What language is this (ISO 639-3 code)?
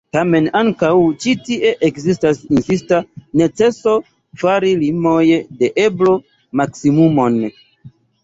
epo